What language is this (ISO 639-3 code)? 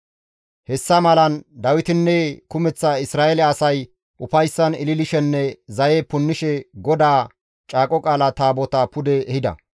gmv